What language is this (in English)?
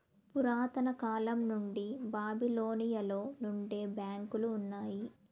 Telugu